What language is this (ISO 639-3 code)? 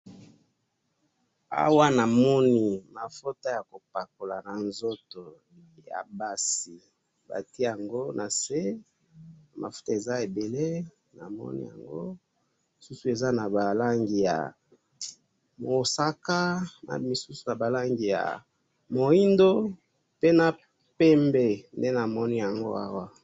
lin